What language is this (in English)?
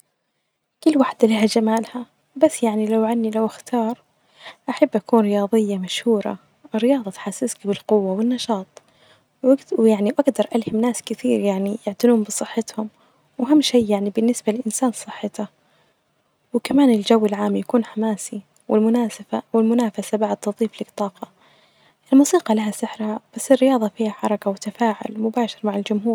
Najdi Arabic